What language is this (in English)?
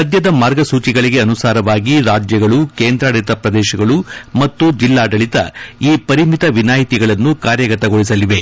Kannada